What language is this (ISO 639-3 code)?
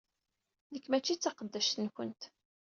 kab